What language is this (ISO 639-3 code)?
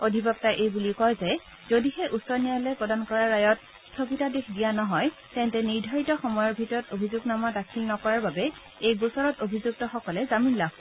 asm